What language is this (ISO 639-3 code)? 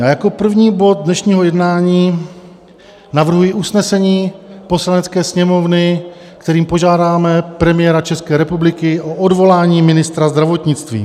ces